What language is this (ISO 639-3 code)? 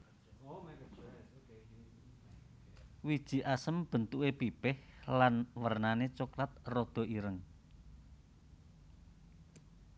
jav